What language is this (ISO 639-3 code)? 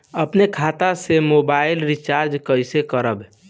bho